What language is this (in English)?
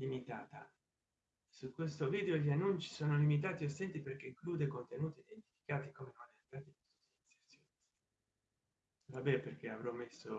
Italian